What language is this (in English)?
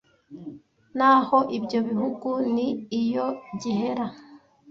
Kinyarwanda